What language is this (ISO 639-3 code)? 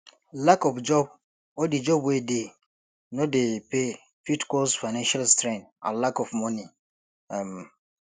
pcm